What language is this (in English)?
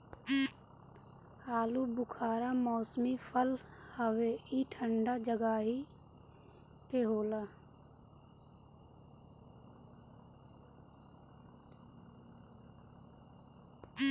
Bhojpuri